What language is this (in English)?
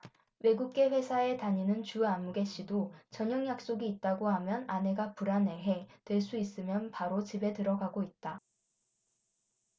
Korean